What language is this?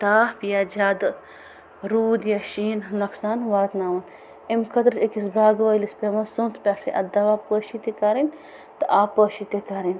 Kashmiri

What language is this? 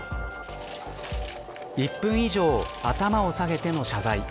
Japanese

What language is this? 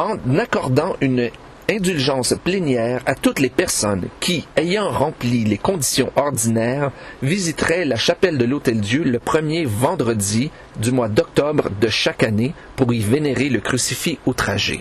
French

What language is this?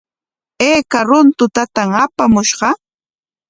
Corongo Ancash Quechua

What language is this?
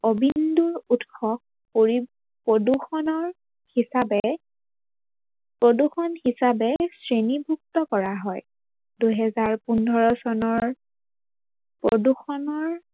Assamese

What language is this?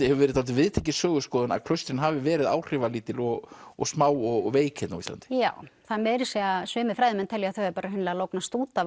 Icelandic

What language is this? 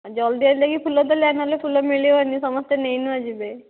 Odia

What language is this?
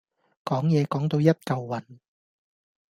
Cantonese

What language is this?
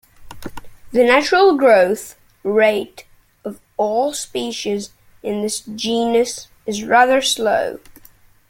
English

